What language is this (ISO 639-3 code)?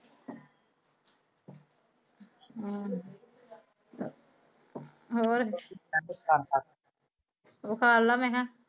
pan